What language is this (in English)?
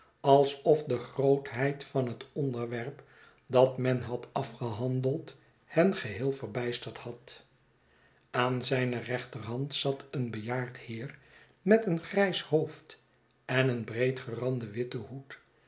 Dutch